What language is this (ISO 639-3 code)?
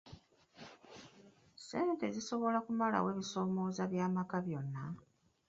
lug